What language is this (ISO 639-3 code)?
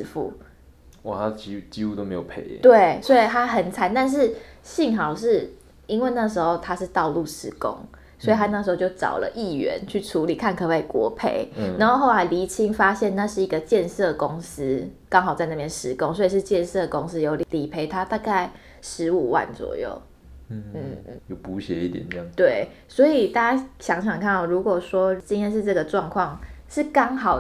zho